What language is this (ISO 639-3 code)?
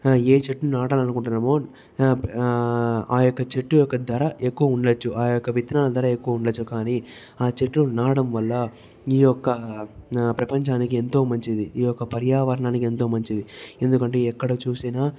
tel